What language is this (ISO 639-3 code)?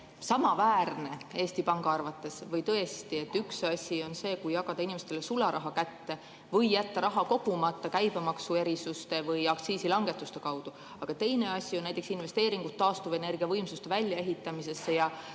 est